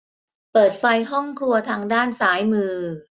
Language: Thai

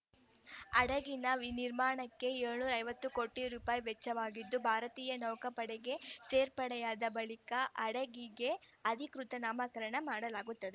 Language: Kannada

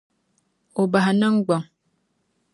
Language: Dagbani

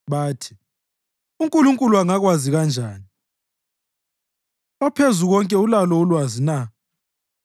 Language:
North Ndebele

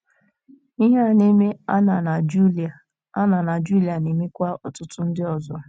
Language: Igbo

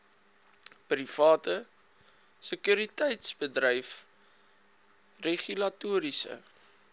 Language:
Afrikaans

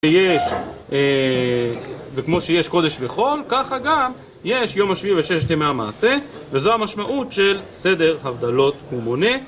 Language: Hebrew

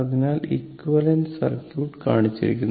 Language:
Malayalam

